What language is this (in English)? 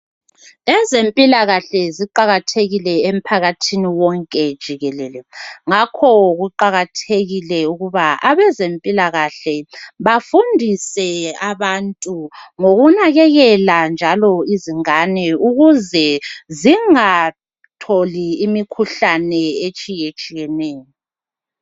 North Ndebele